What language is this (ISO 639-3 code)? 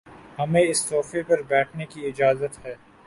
urd